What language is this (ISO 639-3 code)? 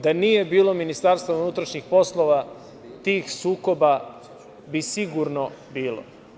srp